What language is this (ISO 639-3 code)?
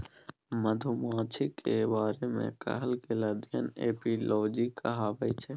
mai